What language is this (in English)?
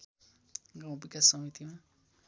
Nepali